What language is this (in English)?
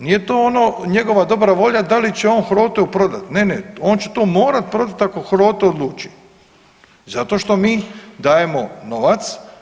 Croatian